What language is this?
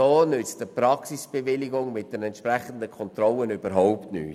Swiss German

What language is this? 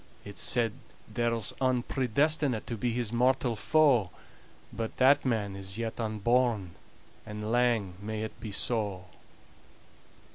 English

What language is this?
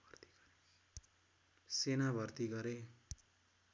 Nepali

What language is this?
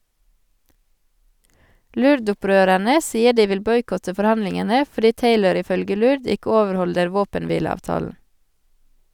Norwegian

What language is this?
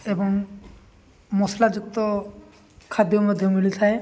Odia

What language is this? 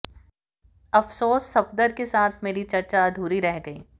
Hindi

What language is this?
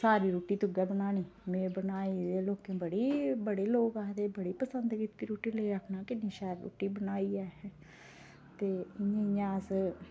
Dogri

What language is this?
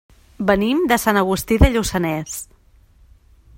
Catalan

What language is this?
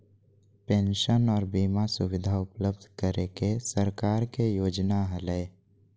Magahi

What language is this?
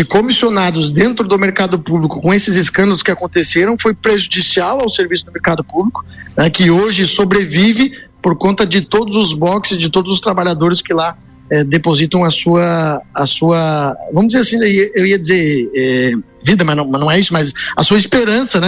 Portuguese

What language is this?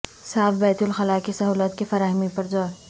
Urdu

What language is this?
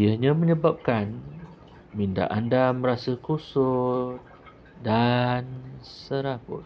Malay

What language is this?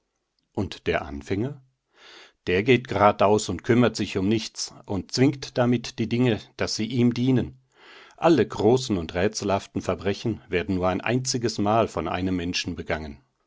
German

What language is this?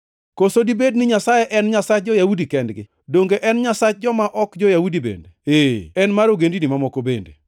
Luo (Kenya and Tanzania)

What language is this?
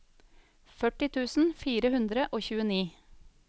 Norwegian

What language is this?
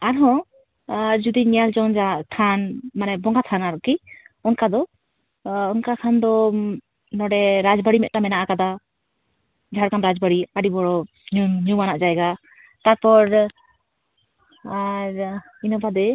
Santali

